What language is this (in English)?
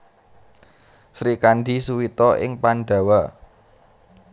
Javanese